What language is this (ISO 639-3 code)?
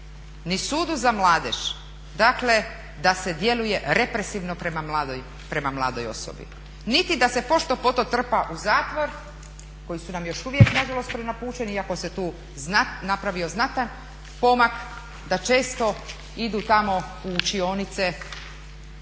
hrv